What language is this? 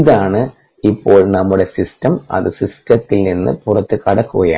Malayalam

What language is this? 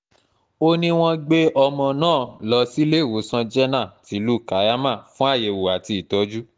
Yoruba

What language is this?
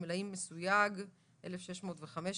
Hebrew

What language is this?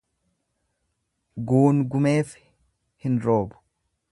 Oromo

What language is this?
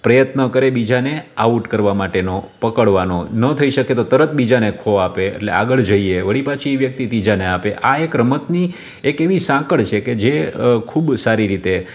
Gujarati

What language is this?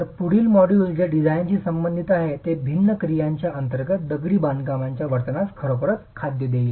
Marathi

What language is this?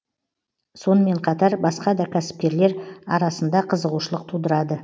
Kazakh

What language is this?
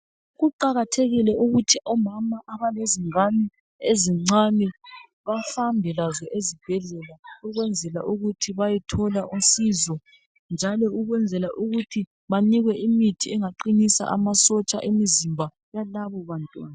North Ndebele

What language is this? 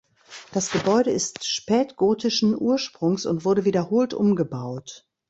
German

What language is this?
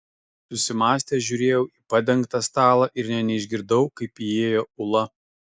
Lithuanian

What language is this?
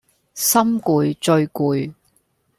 Cantonese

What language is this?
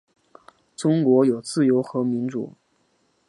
Chinese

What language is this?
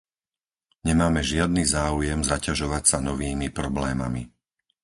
Slovak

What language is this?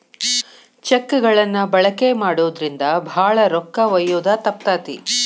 Kannada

